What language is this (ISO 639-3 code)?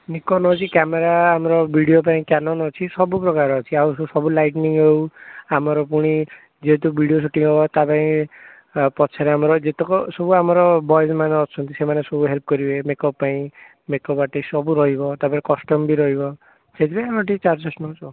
ori